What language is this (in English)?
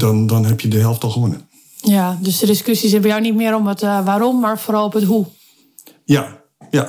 Dutch